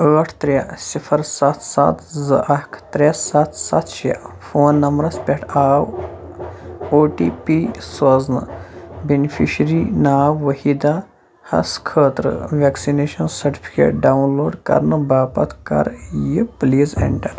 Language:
Kashmiri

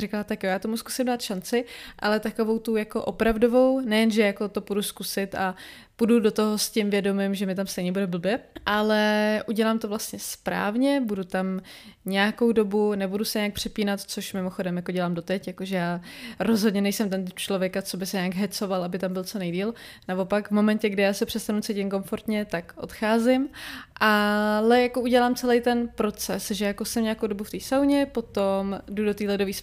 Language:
Czech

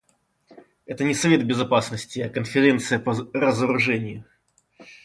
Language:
Russian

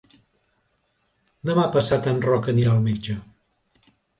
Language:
Catalan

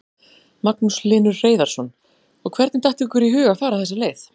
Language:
Icelandic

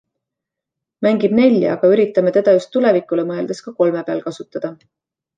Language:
Estonian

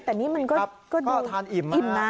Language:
Thai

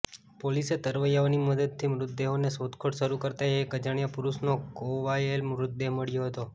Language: Gujarati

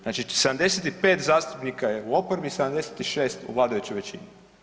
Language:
Croatian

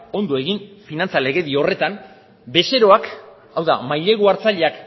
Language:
Basque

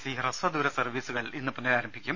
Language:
Malayalam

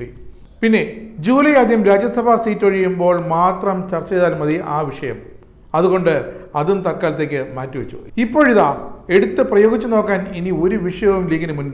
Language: Malayalam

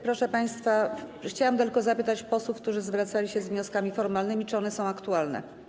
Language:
Polish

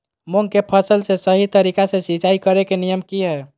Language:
Magahi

